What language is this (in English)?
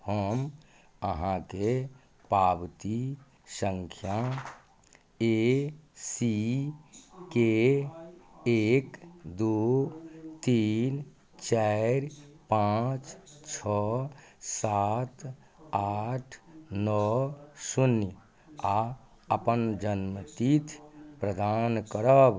Maithili